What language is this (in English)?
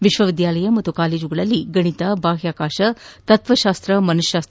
Kannada